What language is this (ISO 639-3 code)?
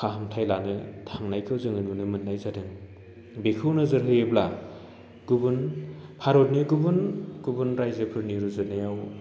brx